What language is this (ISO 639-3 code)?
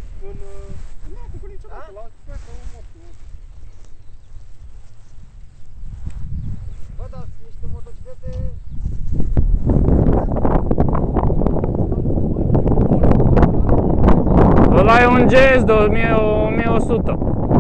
ron